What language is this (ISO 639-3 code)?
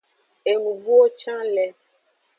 ajg